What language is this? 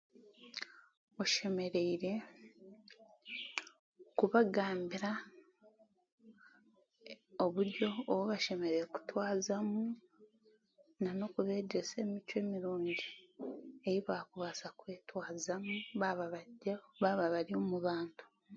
Chiga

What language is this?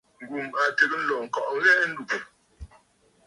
Bafut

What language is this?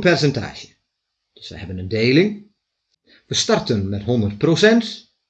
Dutch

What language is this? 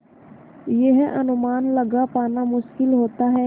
Hindi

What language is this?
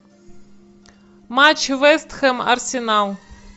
Russian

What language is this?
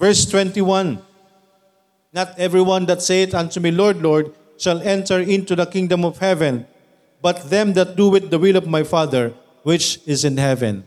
Filipino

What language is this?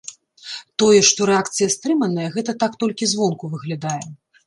Belarusian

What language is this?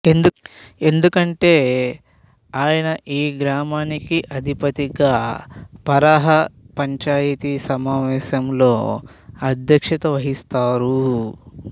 Telugu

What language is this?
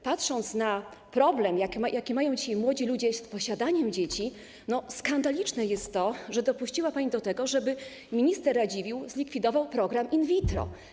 Polish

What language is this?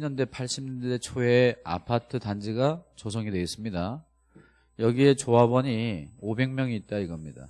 Korean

